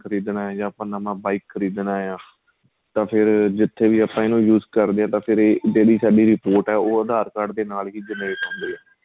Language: Punjabi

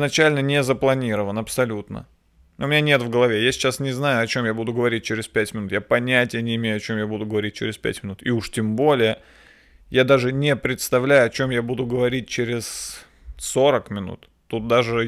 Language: Russian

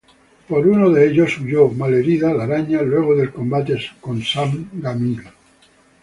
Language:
Spanish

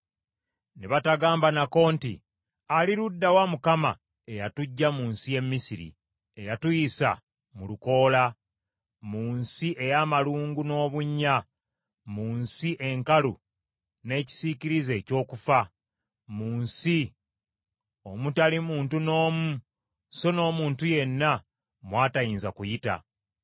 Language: Ganda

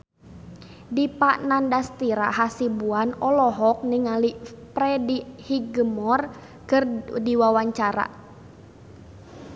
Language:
Sundanese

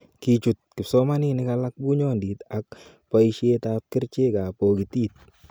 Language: Kalenjin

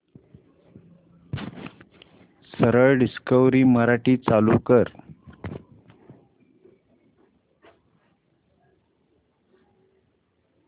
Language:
Marathi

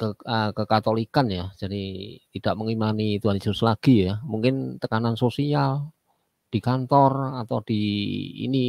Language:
Indonesian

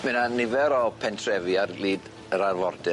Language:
Welsh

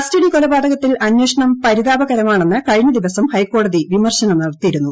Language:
Malayalam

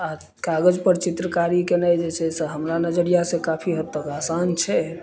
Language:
Maithili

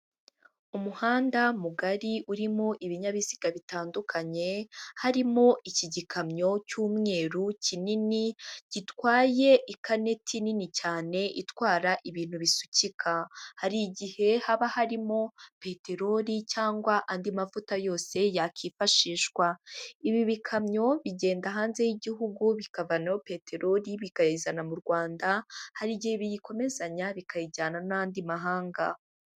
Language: Kinyarwanda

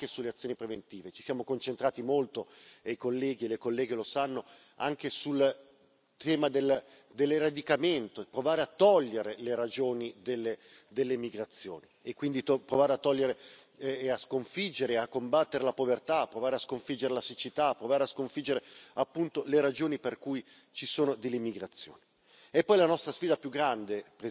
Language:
Italian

